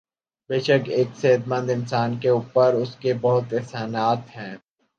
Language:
Urdu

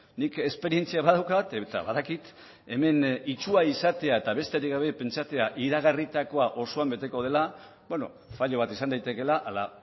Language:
Basque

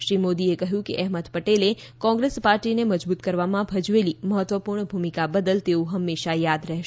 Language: Gujarati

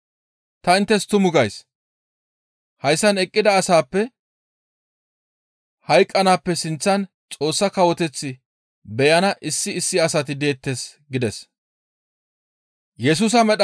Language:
Gamo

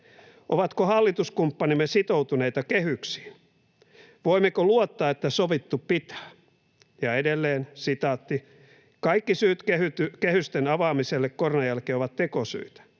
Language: Finnish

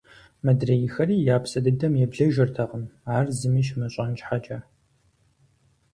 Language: Kabardian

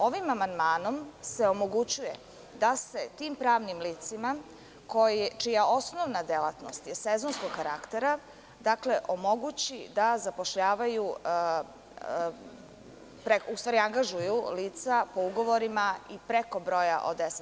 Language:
Serbian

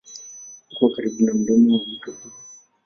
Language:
Swahili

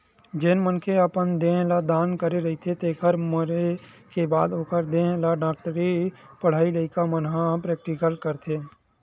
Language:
Chhattisgarhi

